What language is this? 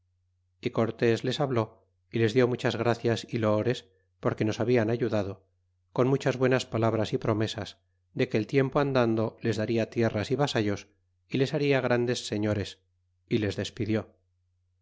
Spanish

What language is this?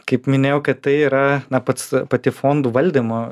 Lithuanian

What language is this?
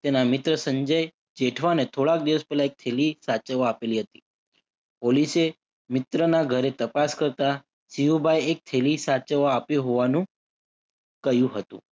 Gujarati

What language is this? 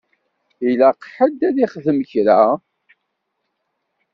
Kabyle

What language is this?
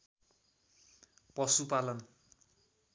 Nepali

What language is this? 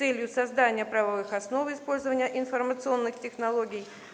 Russian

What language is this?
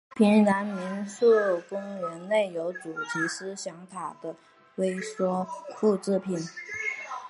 Chinese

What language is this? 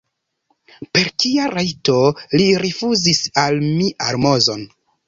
Esperanto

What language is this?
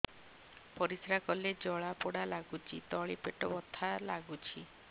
Odia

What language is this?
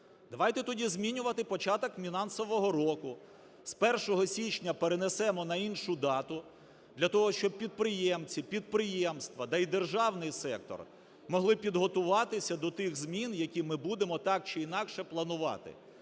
Ukrainian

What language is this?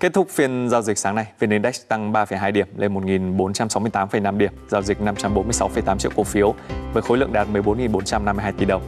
Vietnamese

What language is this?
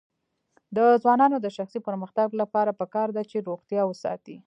Pashto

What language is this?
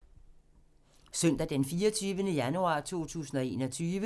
Danish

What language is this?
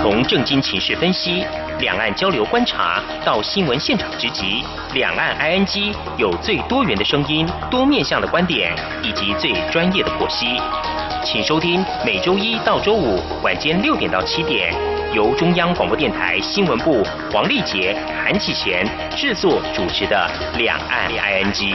Chinese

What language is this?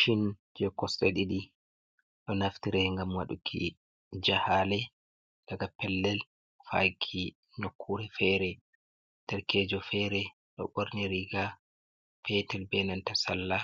Fula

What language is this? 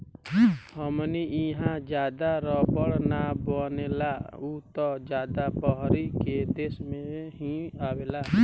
Bhojpuri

